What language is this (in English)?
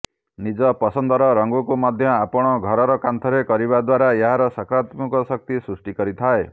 Odia